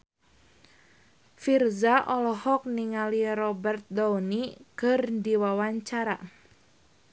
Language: Sundanese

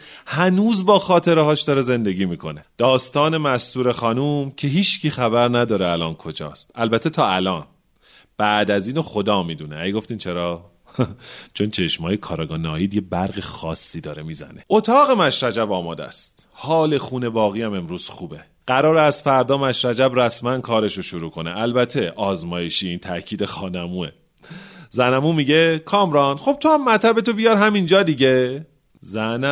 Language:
Persian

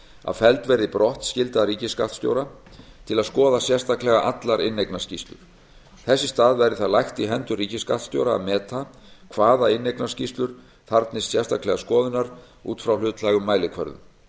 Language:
Icelandic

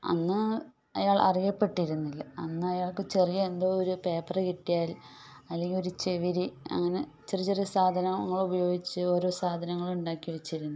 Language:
Malayalam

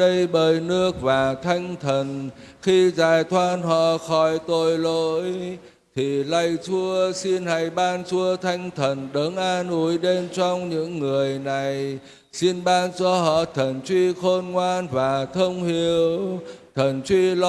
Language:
Vietnamese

